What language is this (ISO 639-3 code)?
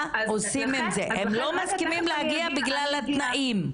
heb